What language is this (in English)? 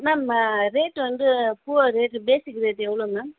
Tamil